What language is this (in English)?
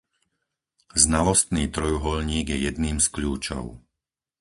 Slovak